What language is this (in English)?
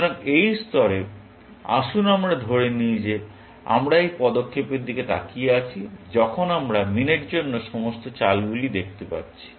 Bangla